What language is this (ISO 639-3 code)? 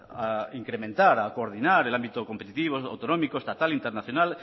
spa